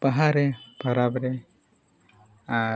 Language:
Santali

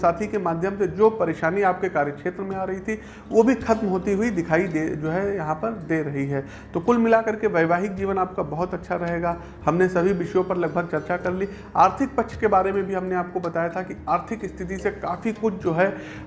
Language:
Hindi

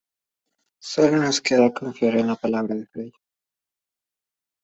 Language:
Spanish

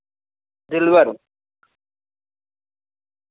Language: Dogri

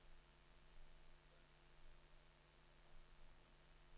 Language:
Norwegian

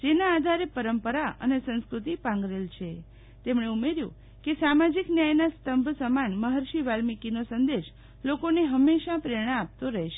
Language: Gujarati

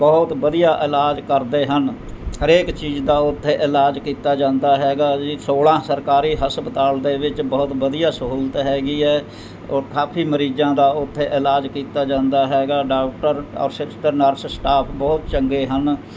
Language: Punjabi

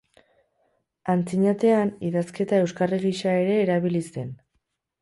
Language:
Basque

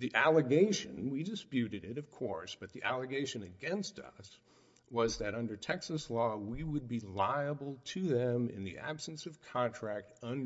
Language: English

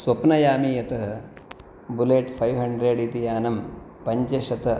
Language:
Sanskrit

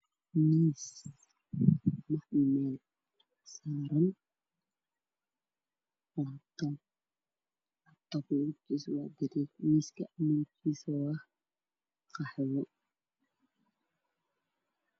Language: Somali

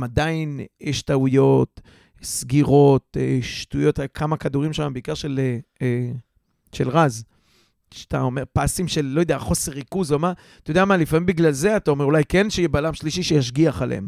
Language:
Hebrew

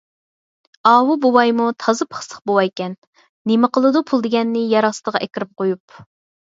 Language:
Uyghur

